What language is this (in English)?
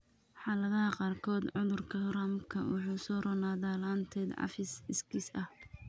Somali